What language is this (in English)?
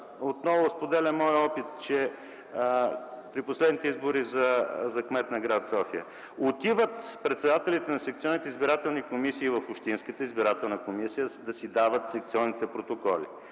Bulgarian